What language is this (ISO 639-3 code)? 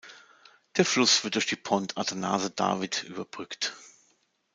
deu